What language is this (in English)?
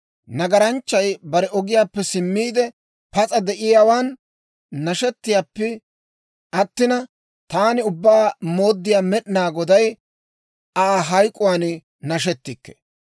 Dawro